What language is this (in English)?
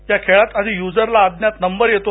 Marathi